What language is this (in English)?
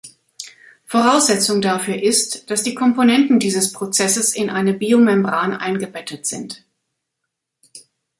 German